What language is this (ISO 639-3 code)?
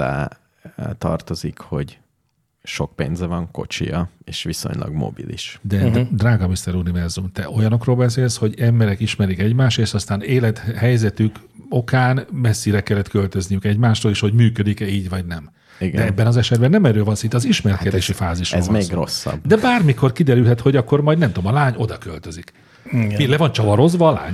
hun